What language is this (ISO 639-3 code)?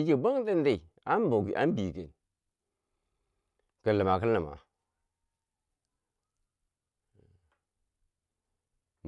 bsj